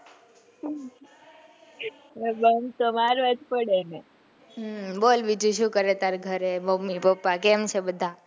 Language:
Gujarati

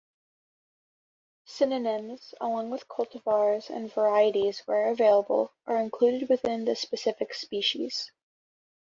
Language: English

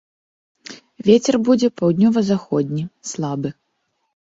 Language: Belarusian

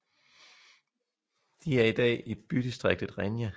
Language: Danish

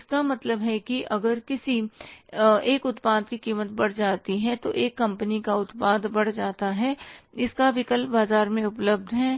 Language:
Hindi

